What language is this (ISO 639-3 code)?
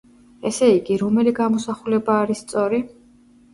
kat